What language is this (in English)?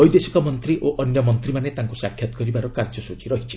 Odia